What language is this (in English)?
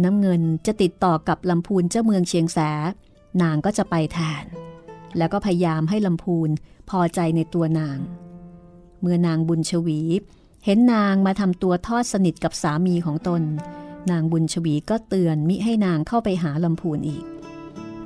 Thai